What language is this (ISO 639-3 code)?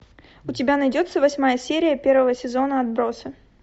rus